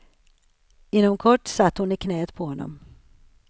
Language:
Swedish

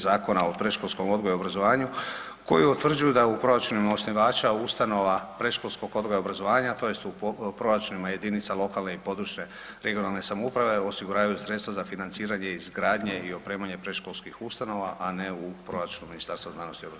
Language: Croatian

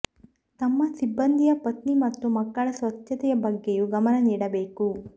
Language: Kannada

